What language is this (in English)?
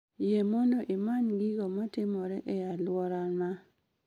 Luo (Kenya and Tanzania)